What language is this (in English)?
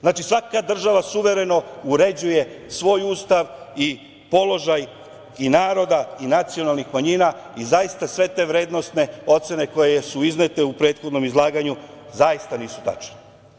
Serbian